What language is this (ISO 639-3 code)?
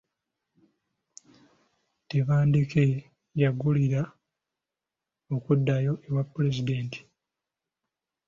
lug